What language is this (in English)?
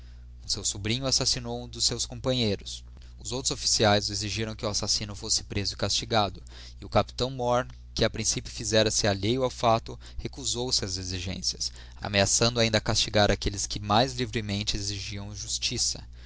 Portuguese